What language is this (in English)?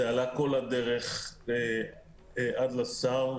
Hebrew